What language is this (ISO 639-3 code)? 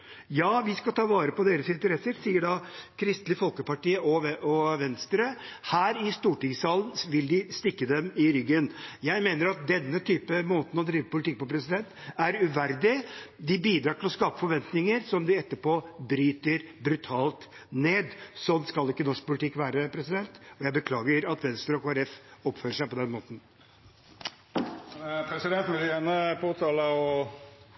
nor